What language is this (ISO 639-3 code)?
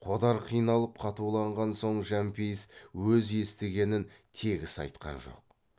kaz